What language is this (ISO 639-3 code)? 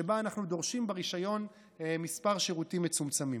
heb